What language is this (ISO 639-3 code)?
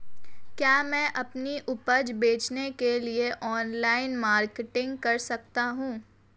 hin